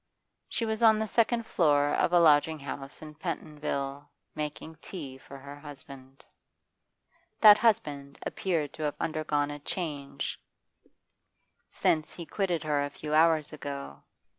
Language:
English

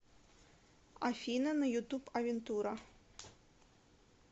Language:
Russian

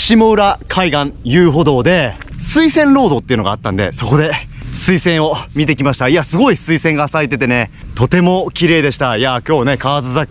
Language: Japanese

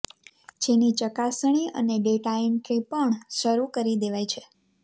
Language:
Gujarati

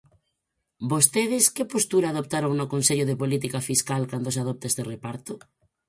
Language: Galician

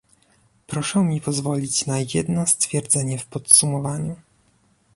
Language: Polish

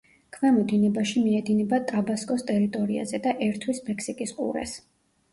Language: Georgian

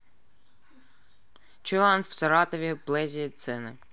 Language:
Russian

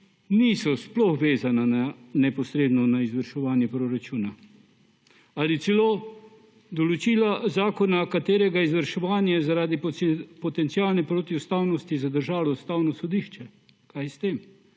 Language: Slovenian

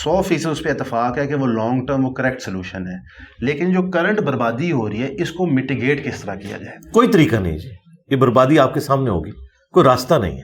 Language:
Urdu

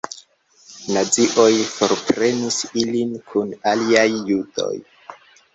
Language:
Esperanto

